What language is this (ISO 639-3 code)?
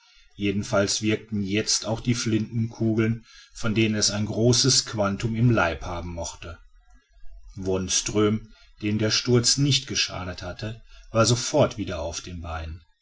deu